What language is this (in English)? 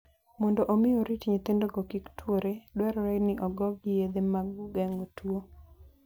Luo (Kenya and Tanzania)